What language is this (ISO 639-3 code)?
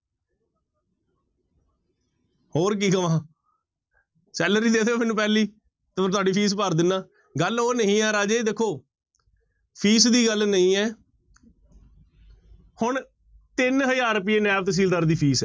pan